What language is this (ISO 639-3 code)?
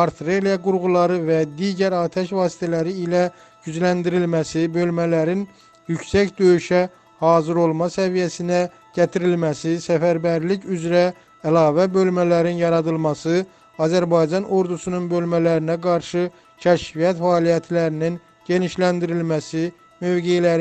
tur